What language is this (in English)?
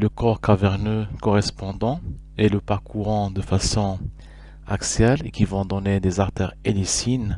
French